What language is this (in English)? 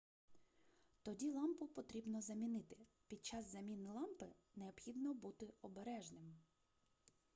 Ukrainian